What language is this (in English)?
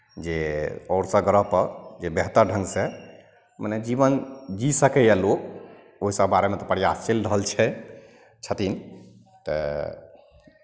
Maithili